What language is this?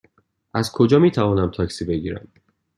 Persian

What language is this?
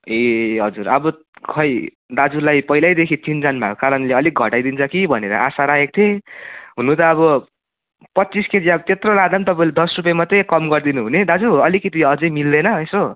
Nepali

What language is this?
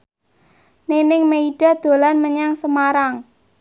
Javanese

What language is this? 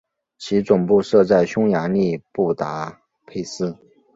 Chinese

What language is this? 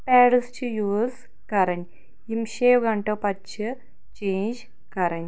Kashmiri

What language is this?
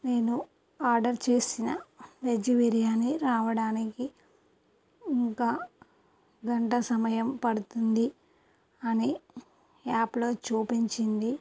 Telugu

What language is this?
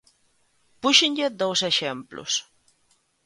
Galician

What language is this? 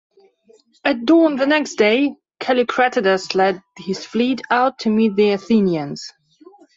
English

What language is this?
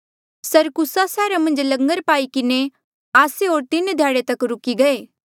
Mandeali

